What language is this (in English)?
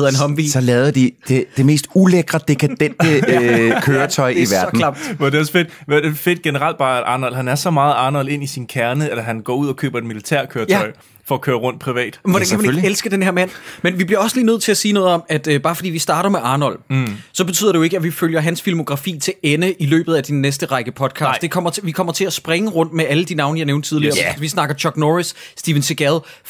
Danish